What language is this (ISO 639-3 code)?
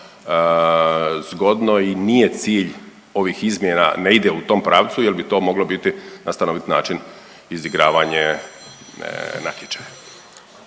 hrv